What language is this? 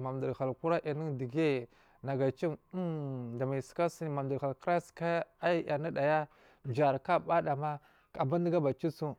Marghi South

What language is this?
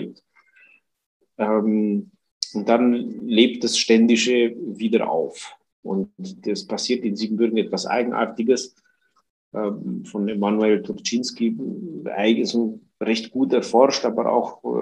German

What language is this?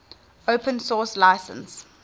English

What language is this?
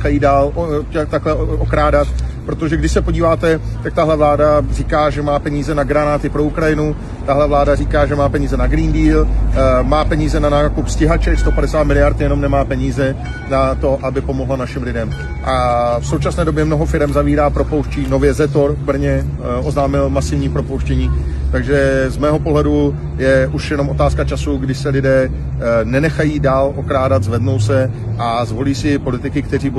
Czech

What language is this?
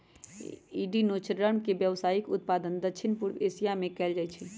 Magahi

